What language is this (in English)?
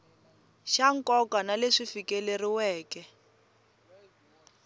Tsonga